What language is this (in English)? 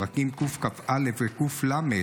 Hebrew